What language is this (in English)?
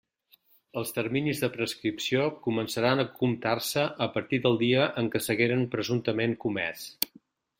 Catalan